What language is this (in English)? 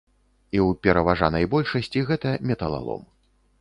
Belarusian